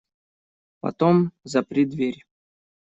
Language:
Russian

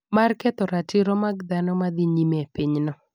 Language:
Luo (Kenya and Tanzania)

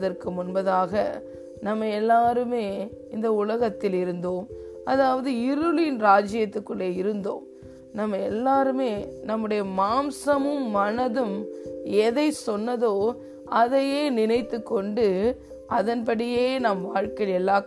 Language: Tamil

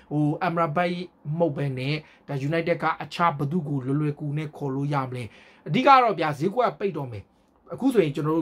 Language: Thai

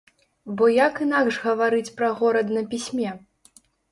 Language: Belarusian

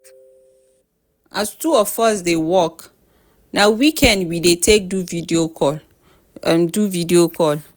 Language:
Nigerian Pidgin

